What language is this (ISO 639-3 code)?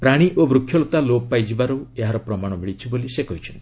ori